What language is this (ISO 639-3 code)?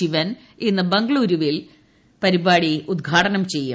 mal